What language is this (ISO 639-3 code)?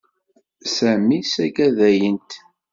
kab